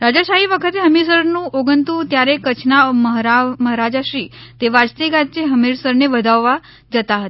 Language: Gujarati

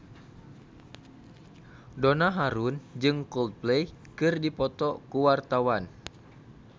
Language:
Sundanese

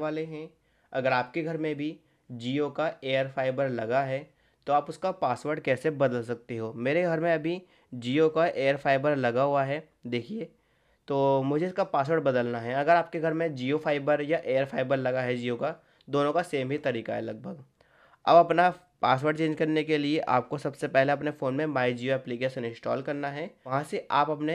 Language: Hindi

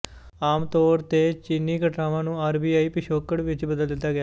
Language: Punjabi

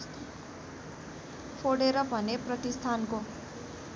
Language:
Nepali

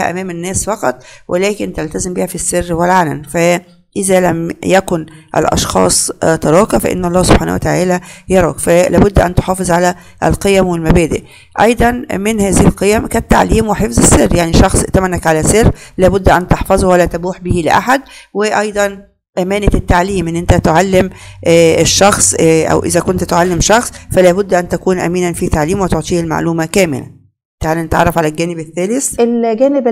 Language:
Arabic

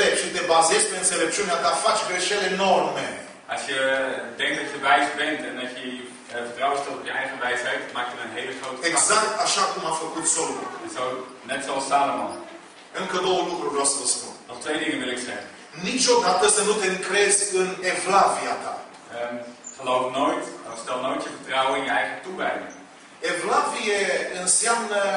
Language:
Romanian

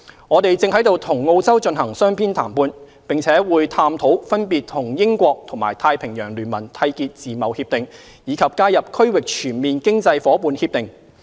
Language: Cantonese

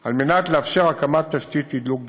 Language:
Hebrew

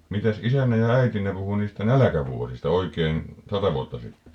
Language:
Finnish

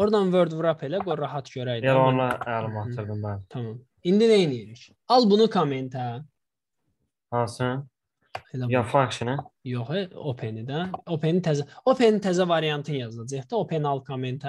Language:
Turkish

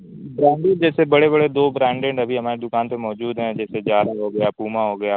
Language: Urdu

